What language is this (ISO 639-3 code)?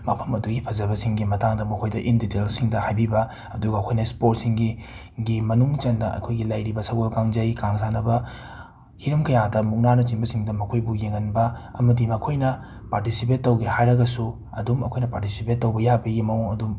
mni